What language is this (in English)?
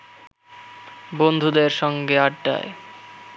Bangla